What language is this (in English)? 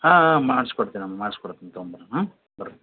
Kannada